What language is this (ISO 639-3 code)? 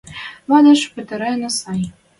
mrj